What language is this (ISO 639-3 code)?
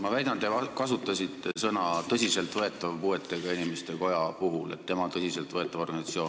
est